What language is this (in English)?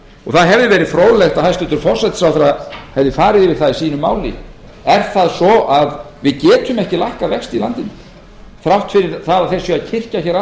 Icelandic